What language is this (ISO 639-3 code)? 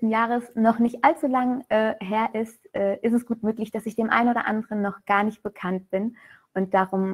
deu